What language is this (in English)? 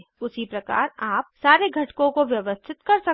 Hindi